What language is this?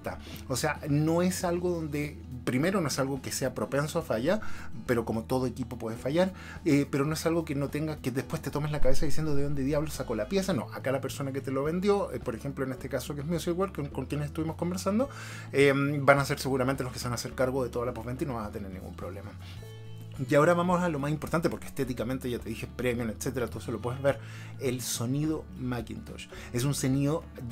Spanish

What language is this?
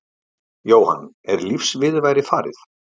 Icelandic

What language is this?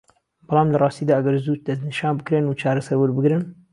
Central Kurdish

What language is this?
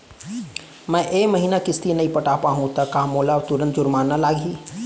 Chhattisgarhi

